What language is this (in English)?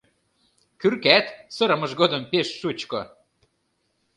Mari